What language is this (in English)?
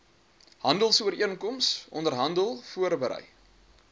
Afrikaans